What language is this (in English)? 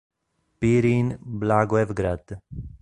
Italian